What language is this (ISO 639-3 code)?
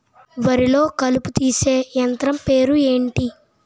tel